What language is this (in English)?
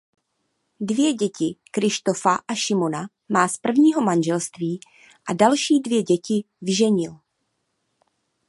Czech